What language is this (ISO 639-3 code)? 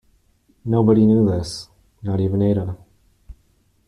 eng